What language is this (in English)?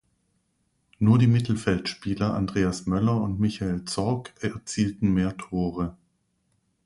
German